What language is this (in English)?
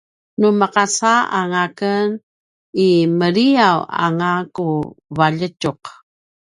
Paiwan